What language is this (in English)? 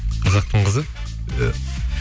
Kazakh